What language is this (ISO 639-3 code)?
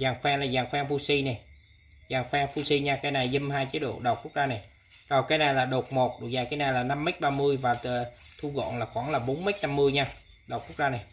vie